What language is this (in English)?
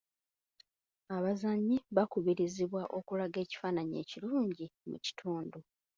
Ganda